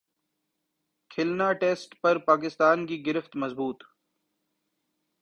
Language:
Urdu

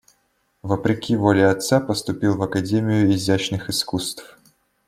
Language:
Russian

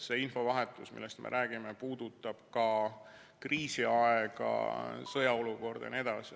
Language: Estonian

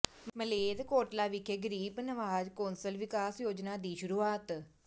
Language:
Punjabi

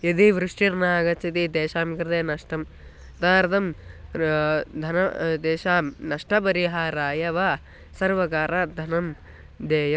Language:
Sanskrit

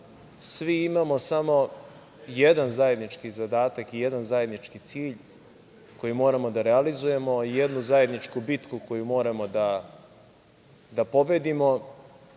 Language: Serbian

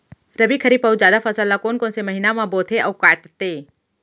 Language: Chhattisgarhi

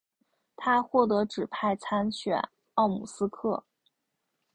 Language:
Chinese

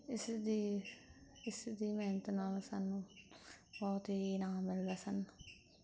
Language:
Punjabi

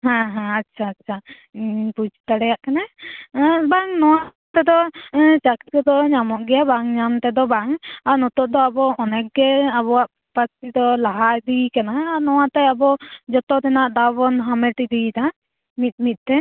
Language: Santali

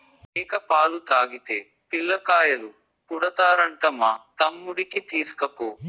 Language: Telugu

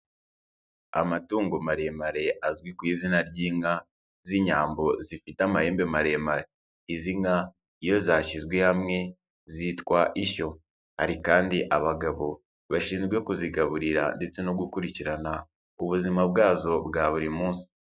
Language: Kinyarwanda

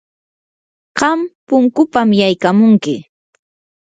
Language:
Yanahuanca Pasco Quechua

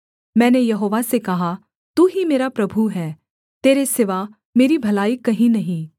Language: Hindi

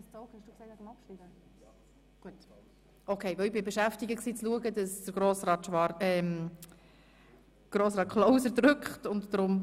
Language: Swiss German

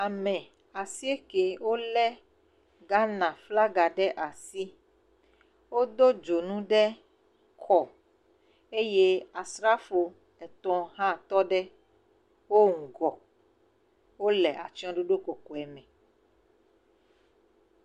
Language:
Ewe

